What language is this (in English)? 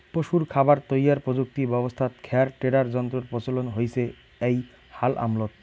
Bangla